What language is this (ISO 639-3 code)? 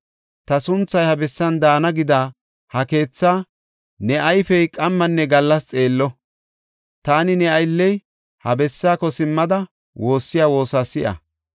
gof